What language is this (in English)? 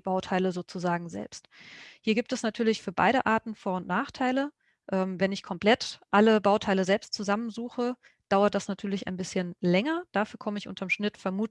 German